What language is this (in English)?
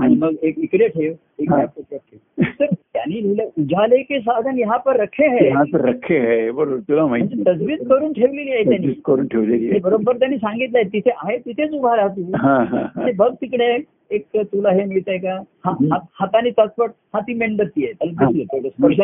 Marathi